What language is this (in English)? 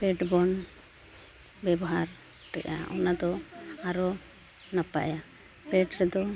Santali